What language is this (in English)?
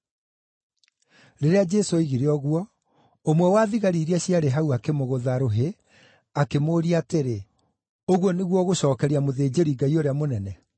Kikuyu